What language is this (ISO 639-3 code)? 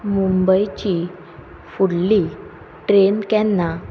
kok